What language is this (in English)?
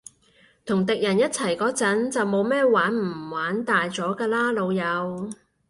Cantonese